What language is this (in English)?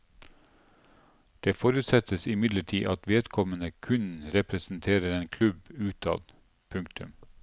Norwegian